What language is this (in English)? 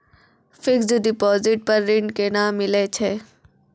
Maithili